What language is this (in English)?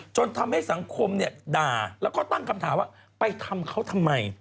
Thai